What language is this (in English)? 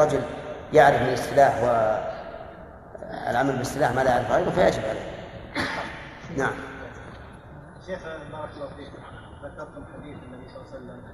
Arabic